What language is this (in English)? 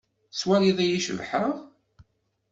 Kabyle